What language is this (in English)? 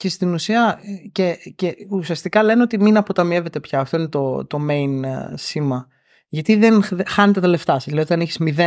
Greek